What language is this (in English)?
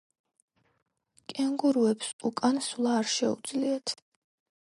Georgian